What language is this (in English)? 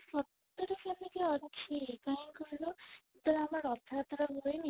Odia